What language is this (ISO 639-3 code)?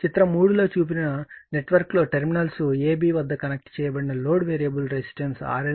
tel